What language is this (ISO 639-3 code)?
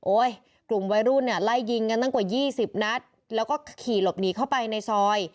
tha